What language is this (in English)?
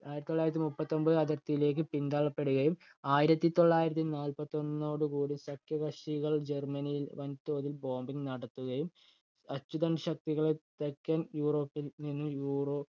Malayalam